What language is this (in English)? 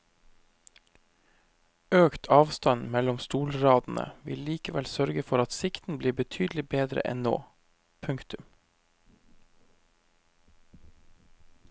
Norwegian